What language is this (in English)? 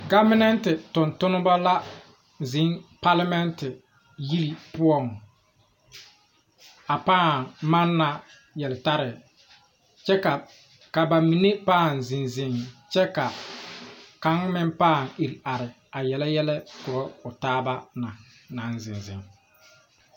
Southern Dagaare